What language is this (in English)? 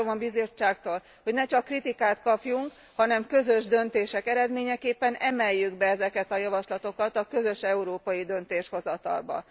Hungarian